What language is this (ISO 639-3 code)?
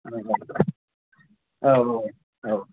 brx